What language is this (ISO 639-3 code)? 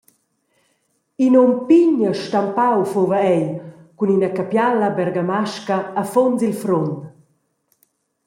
roh